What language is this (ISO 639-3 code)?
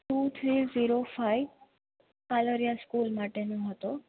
guj